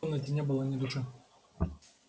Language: Russian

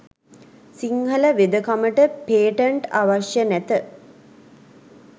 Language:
Sinhala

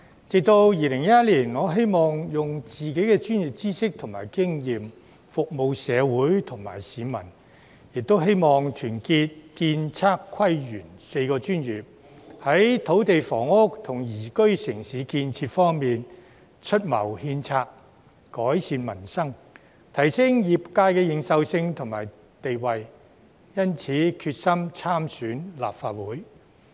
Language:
Cantonese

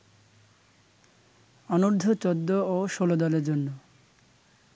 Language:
Bangla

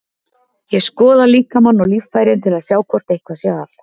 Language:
Icelandic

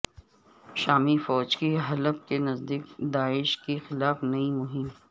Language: Urdu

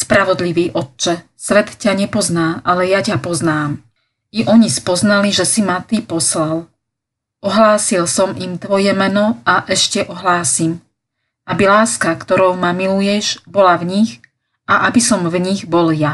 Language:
Slovak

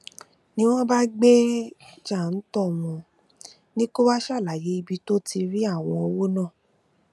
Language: Yoruba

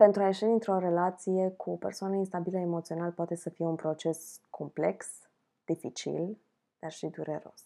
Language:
Romanian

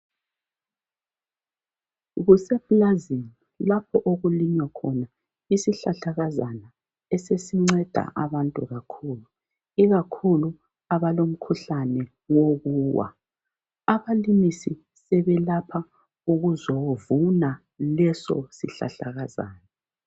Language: North Ndebele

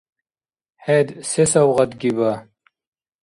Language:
Dargwa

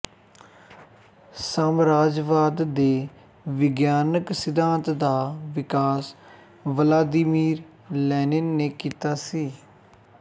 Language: Punjabi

